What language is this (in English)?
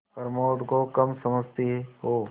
Hindi